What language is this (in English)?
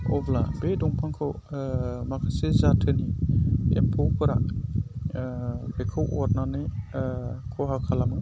Bodo